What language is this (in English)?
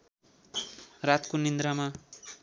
Nepali